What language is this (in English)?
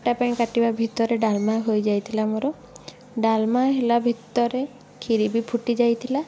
Odia